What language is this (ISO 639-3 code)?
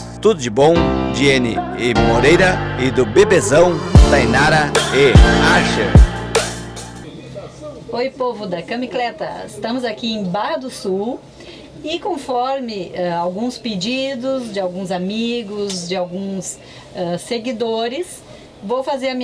por